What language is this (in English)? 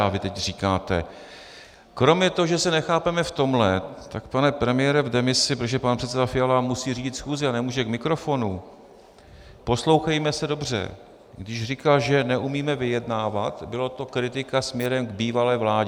Czech